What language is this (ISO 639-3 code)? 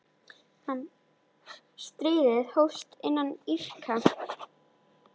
isl